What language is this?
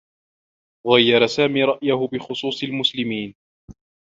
Arabic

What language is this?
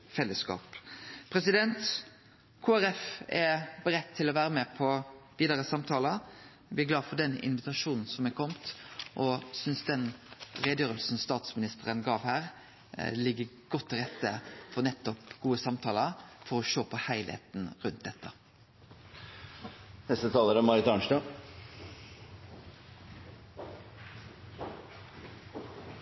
Norwegian Nynorsk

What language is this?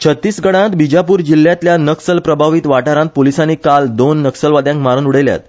Konkani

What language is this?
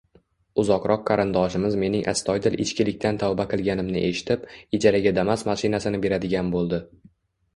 Uzbek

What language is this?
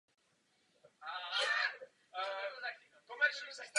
Czech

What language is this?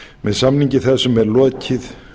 Icelandic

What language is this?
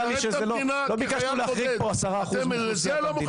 Hebrew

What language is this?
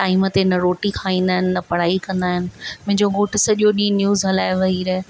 Sindhi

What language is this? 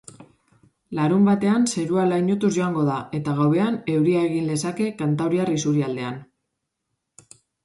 Basque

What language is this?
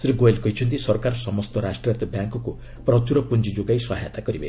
Odia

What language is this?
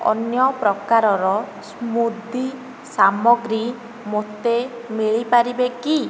Odia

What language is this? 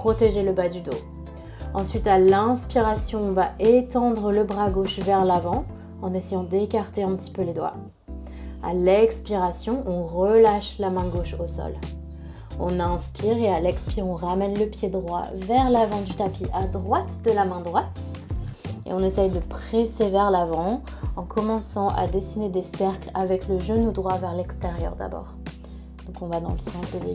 French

